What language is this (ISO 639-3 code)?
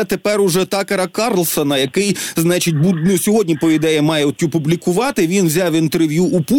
ukr